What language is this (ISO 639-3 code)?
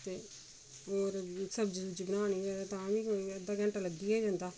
doi